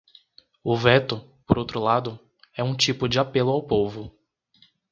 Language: Portuguese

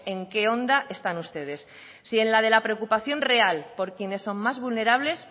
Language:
Spanish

